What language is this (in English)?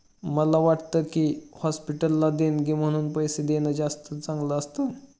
Marathi